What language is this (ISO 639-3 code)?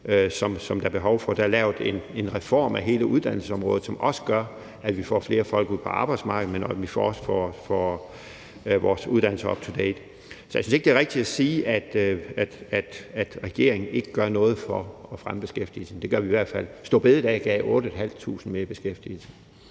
dan